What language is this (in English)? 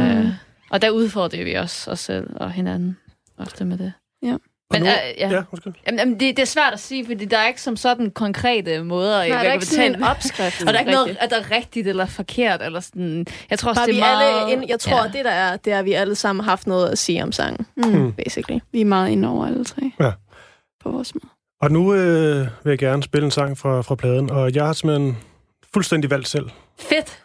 Danish